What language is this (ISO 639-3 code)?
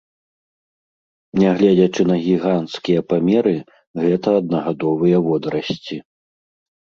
bel